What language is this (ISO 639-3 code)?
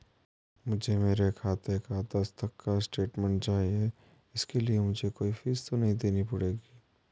hin